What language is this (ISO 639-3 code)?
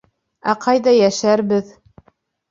bak